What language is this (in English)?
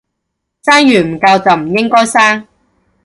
Cantonese